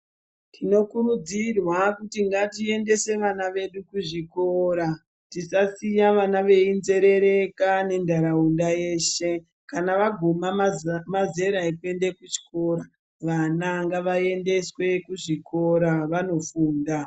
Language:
Ndau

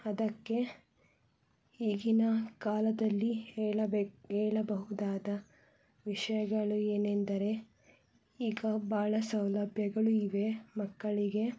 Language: Kannada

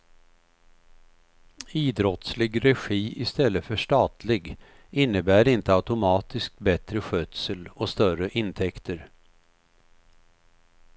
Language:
Swedish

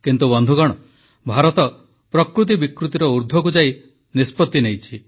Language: Odia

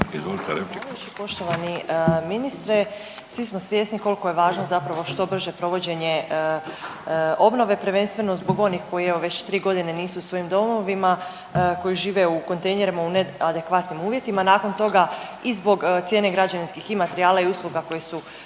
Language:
Croatian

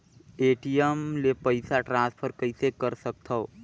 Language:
Chhattisgarhi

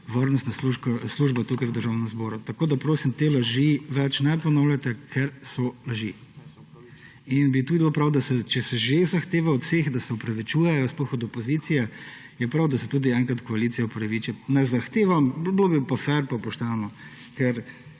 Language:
Slovenian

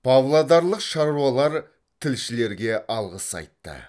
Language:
Kazakh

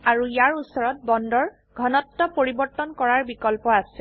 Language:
Assamese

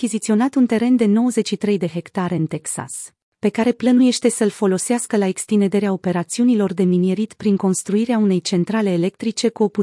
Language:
Romanian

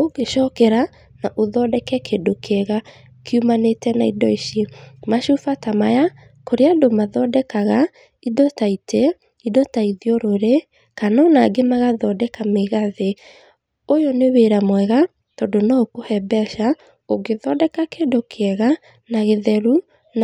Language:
Kikuyu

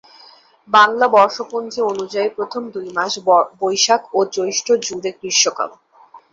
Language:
Bangla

